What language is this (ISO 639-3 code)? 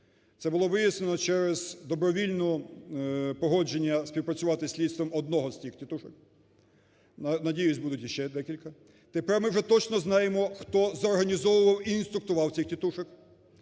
ukr